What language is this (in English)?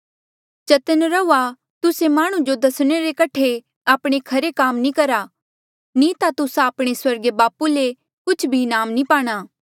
Mandeali